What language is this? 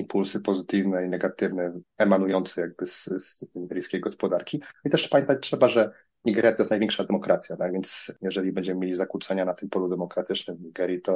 Polish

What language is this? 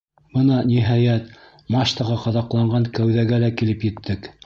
Bashkir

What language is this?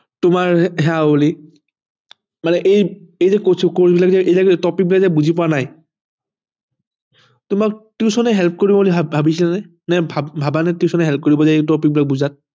Assamese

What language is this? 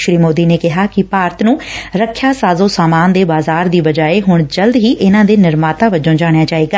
Punjabi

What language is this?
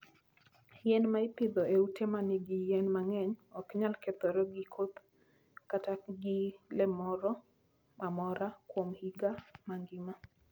Luo (Kenya and Tanzania)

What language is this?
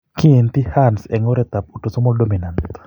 Kalenjin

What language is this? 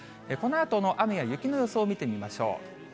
Japanese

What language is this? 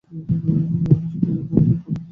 Bangla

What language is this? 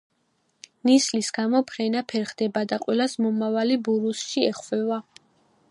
Georgian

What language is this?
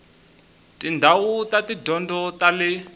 Tsonga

